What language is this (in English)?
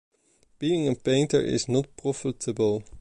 English